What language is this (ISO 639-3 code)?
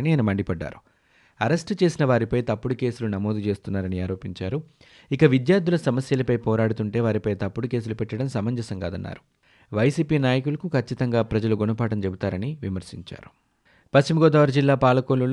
tel